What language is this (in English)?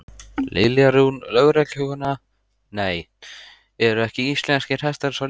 Icelandic